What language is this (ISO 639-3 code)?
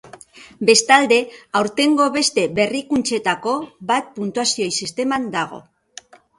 eus